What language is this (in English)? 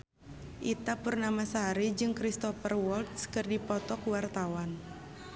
Sundanese